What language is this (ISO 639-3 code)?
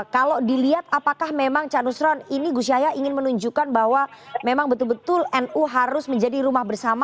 ind